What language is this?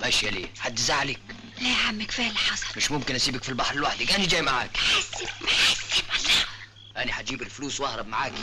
Arabic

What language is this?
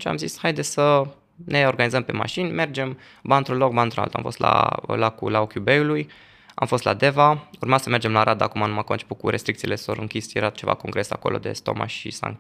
Romanian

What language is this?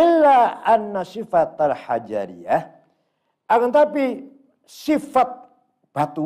Indonesian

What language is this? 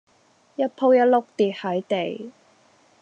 Cantonese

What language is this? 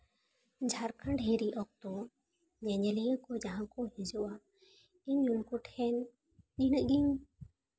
Santali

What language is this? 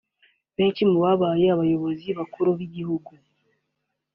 Kinyarwanda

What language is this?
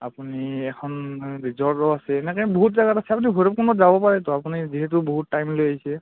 Assamese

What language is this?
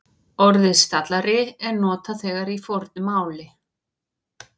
Icelandic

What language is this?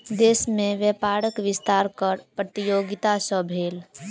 Maithili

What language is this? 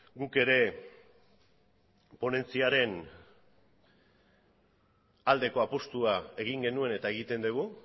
Basque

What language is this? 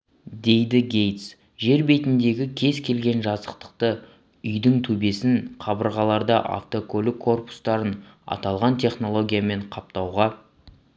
Kazakh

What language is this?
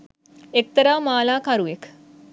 Sinhala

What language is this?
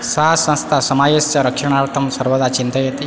Sanskrit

